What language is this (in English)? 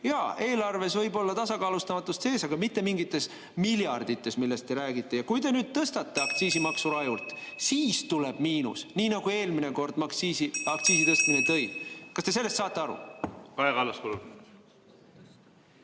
Estonian